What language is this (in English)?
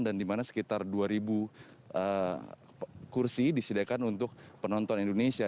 Indonesian